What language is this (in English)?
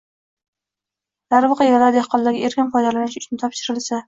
Uzbek